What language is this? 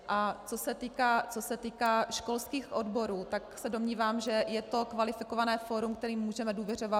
Czech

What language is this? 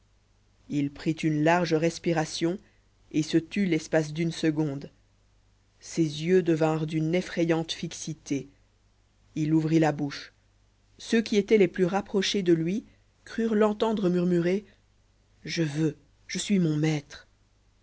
French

